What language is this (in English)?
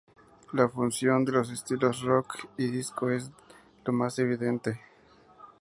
Spanish